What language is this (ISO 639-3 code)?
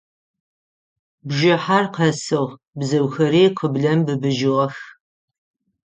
ady